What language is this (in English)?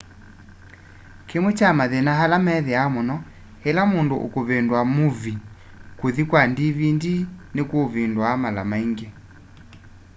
Kamba